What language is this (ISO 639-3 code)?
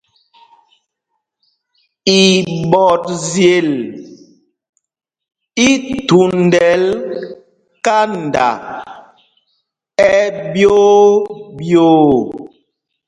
mgg